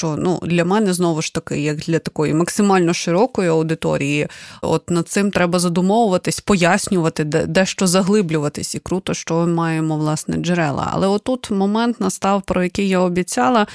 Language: Ukrainian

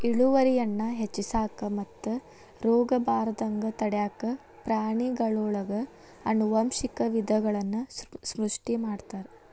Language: Kannada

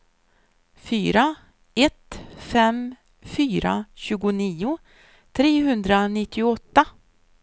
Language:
Swedish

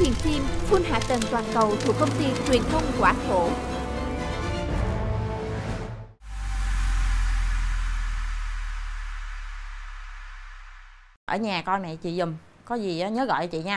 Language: Vietnamese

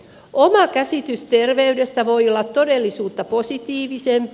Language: Finnish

